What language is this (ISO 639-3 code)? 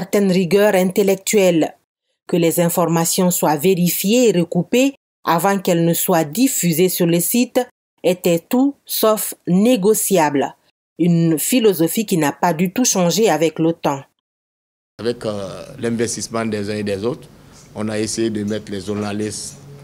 fra